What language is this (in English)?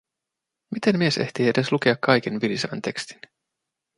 Finnish